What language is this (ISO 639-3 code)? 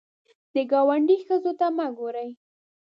pus